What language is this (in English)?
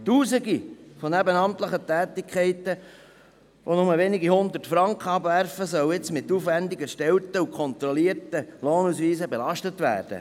Swiss German